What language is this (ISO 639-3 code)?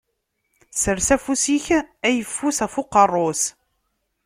kab